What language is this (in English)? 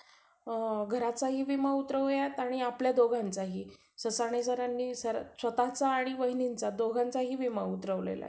Marathi